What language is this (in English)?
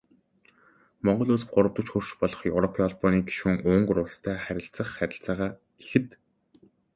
Mongolian